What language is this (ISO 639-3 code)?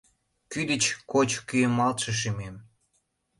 chm